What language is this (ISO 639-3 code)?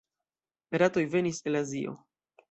epo